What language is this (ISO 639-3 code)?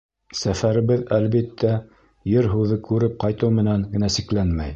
bak